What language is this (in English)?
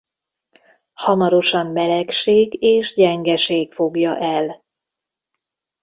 Hungarian